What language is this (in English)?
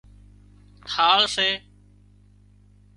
Wadiyara Koli